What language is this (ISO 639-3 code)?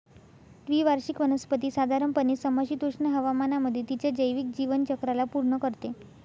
mar